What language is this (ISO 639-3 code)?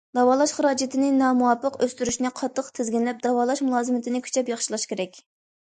uig